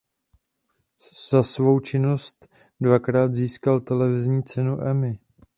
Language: Czech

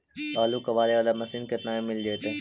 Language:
Magahi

